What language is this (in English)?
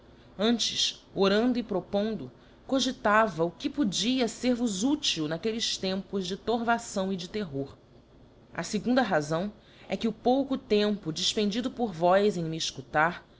Portuguese